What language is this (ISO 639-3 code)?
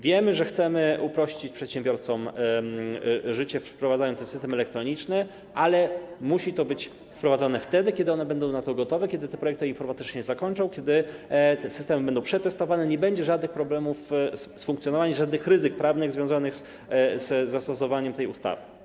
pol